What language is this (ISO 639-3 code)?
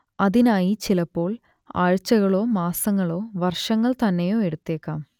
mal